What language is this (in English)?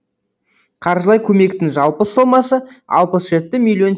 Kazakh